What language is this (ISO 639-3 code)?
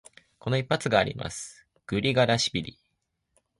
jpn